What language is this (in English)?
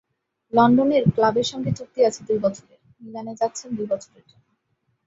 Bangla